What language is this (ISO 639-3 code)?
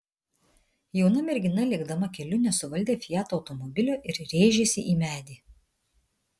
lit